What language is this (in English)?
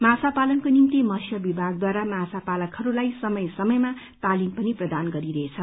Nepali